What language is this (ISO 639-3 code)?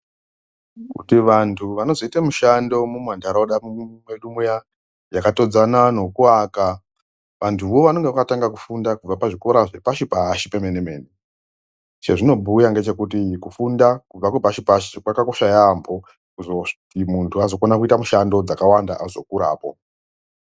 ndc